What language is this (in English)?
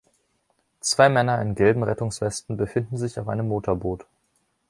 German